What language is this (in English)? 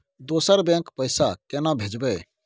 Maithili